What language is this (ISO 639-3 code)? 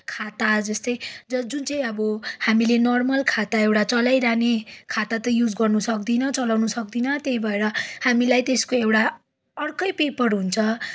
nep